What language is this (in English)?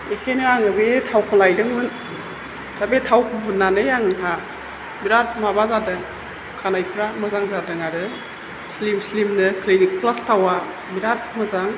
Bodo